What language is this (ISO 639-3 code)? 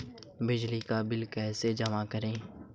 hin